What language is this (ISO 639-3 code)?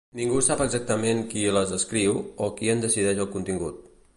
cat